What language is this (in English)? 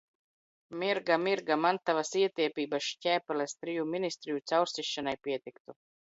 Latvian